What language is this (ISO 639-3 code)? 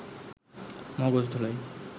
ben